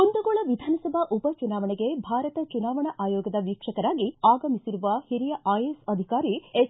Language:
Kannada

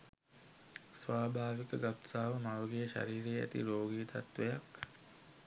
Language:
Sinhala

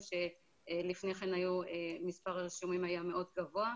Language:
Hebrew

